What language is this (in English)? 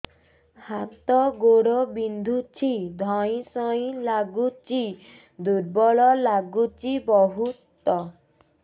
Odia